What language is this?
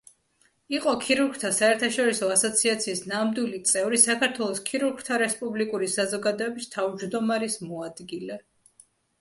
Georgian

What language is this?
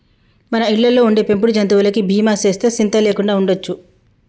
Telugu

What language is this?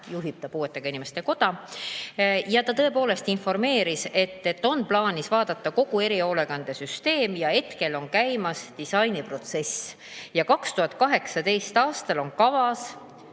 Estonian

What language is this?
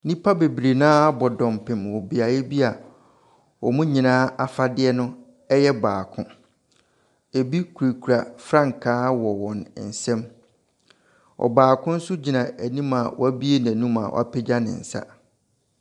Akan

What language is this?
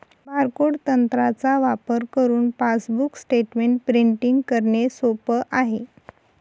Marathi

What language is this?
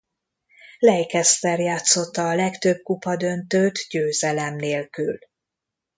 Hungarian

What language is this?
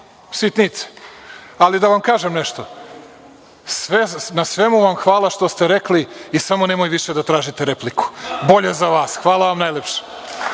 Serbian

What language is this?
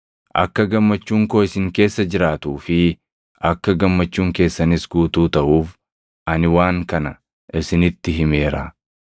Oromo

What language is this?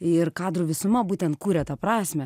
Lithuanian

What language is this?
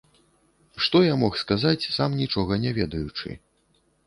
Belarusian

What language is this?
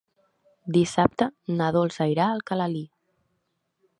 Catalan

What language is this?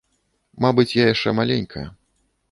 Belarusian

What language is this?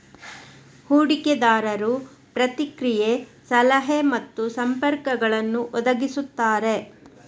Kannada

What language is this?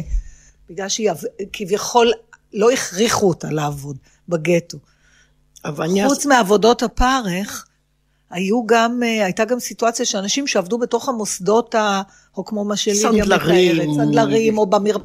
Hebrew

